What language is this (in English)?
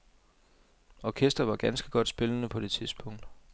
Danish